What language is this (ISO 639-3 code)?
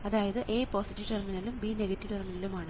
mal